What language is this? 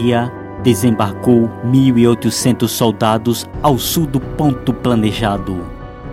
Portuguese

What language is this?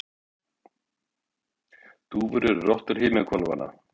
Icelandic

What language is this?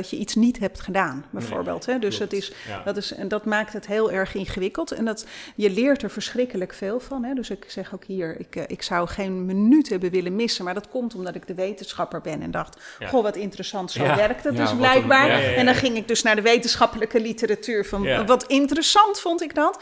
Dutch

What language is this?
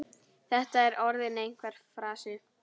Icelandic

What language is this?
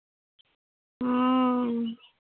Santali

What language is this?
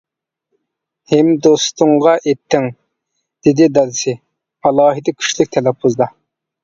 Uyghur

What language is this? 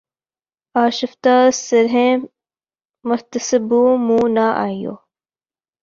Urdu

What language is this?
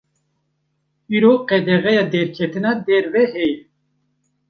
Kurdish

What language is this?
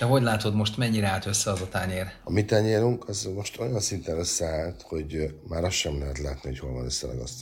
Hungarian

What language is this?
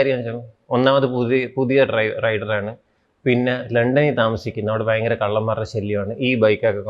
Malayalam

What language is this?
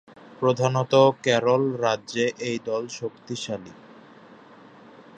Bangla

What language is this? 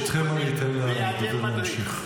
Hebrew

